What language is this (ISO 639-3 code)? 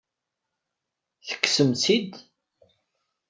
kab